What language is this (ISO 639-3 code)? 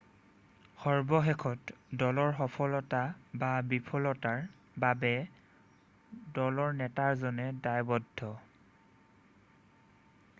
asm